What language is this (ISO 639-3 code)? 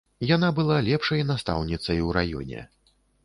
bel